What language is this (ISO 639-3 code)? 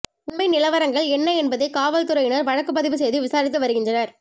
tam